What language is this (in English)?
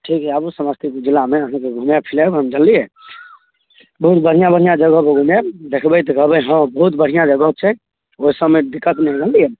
Maithili